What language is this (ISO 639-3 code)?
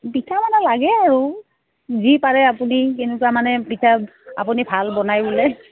asm